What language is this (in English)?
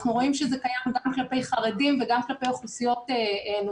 Hebrew